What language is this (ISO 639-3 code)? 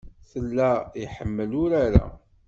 kab